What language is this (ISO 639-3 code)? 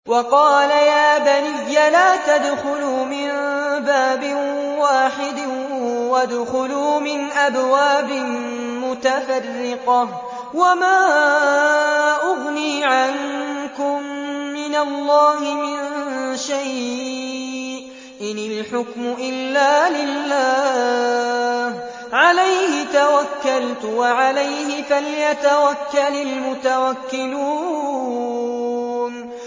ara